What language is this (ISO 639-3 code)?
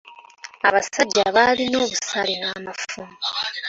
lug